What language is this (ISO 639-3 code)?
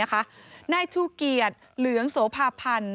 tha